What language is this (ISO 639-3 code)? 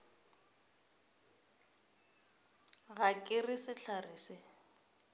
nso